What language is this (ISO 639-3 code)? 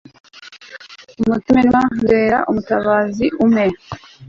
kin